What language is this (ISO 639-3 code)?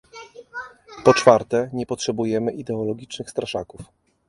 pol